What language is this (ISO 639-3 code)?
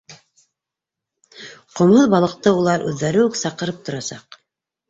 bak